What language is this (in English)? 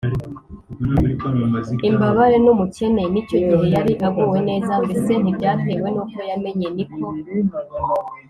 Kinyarwanda